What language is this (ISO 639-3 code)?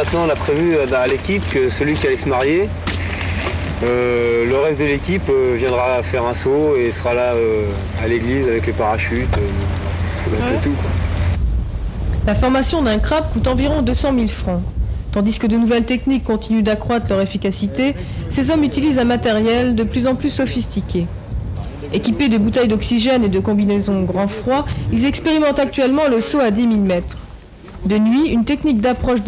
fra